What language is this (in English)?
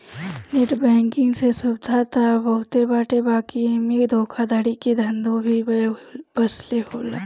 Bhojpuri